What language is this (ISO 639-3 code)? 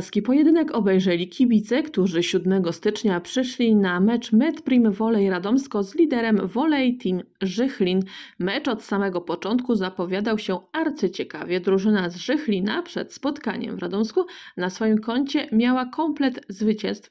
pol